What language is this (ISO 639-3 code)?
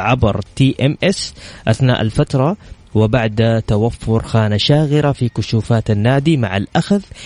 ara